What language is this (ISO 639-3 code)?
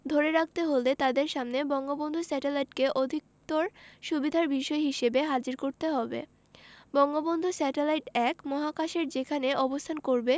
ben